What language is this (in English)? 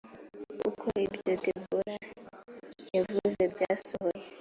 Kinyarwanda